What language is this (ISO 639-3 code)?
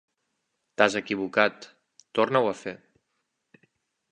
cat